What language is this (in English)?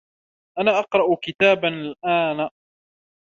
Arabic